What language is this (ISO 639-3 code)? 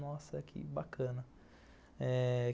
por